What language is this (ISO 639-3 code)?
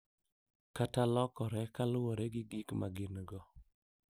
luo